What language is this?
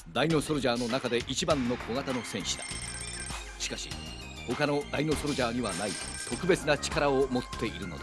Japanese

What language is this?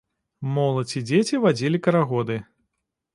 Belarusian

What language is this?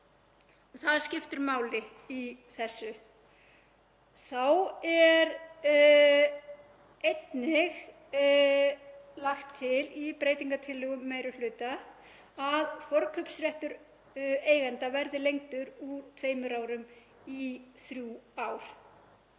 Icelandic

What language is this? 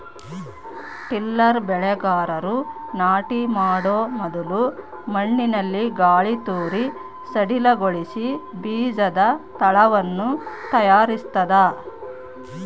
Kannada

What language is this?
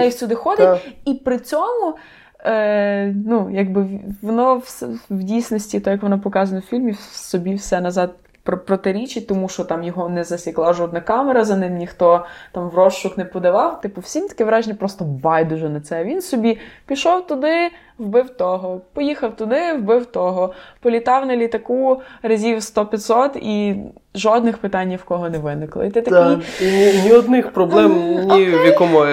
Ukrainian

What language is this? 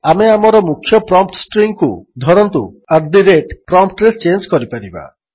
Odia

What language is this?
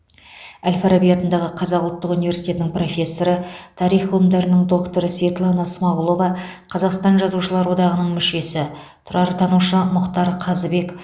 Kazakh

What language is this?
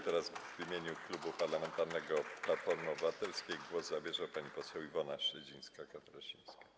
Polish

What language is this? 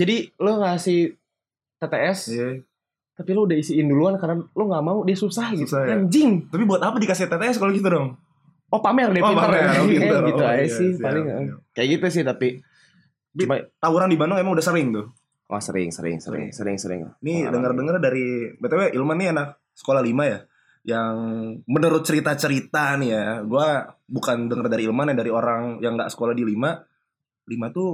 Indonesian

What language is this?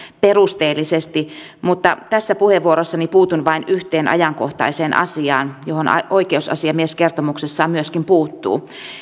Finnish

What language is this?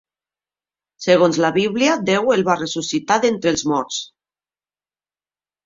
Catalan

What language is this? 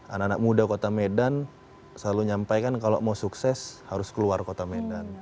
Indonesian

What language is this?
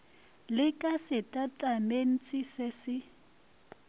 Northern Sotho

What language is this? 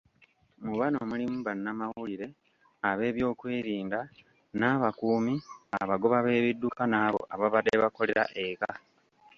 Ganda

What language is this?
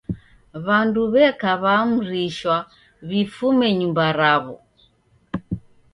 Taita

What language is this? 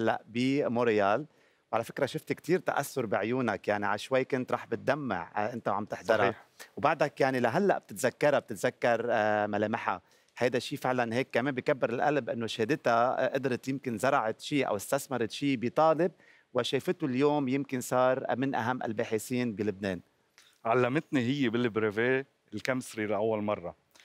Arabic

